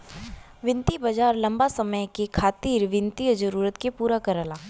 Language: Bhojpuri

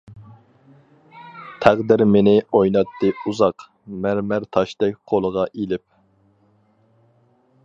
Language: Uyghur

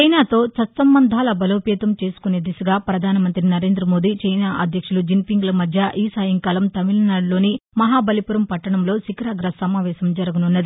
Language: Telugu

